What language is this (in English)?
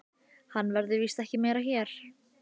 Icelandic